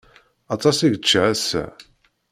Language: Kabyle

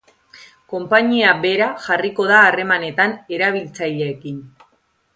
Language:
Basque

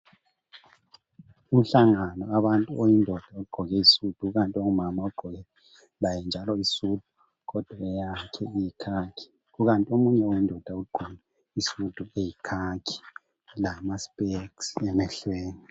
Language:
North Ndebele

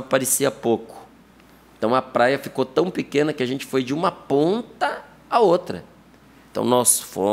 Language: Portuguese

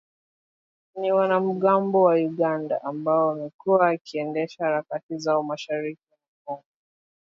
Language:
Swahili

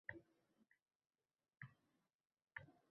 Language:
Uzbek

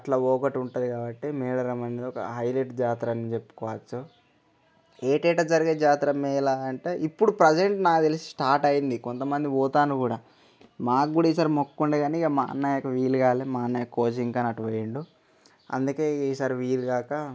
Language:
Telugu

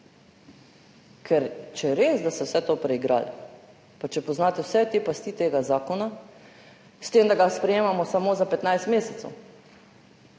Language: Slovenian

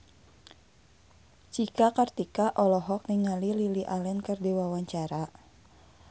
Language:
Sundanese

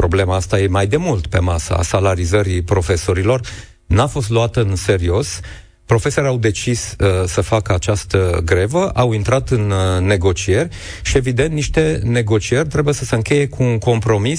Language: Romanian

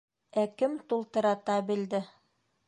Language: Bashkir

